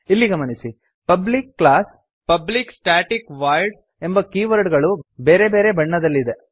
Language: Kannada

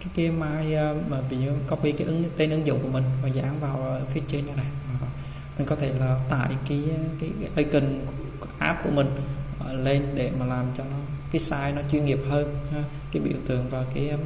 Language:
Vietnamese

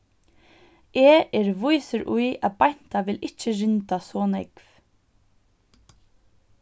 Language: Faroese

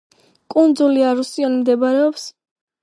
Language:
Georgian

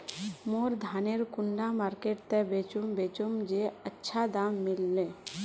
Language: Magahi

